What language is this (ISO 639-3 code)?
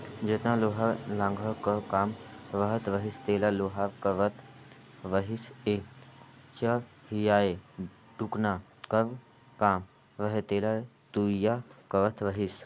hne